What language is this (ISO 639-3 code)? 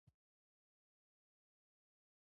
pus